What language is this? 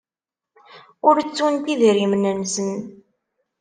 Kabyle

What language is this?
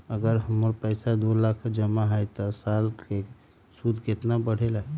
Magahi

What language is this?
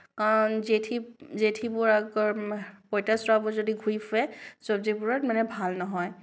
Assamese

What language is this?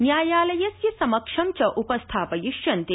Sanskrit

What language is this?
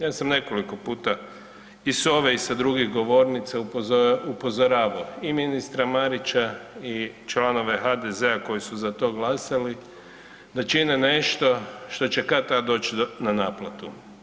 Croatian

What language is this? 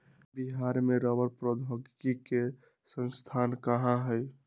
Magahi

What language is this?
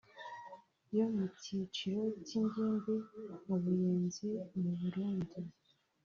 Kinyarwanda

